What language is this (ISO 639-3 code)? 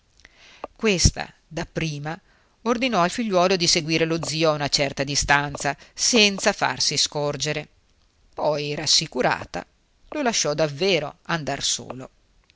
ita